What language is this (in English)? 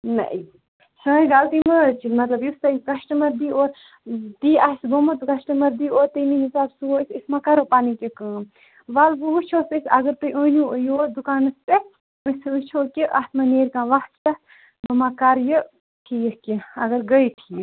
Kashmiri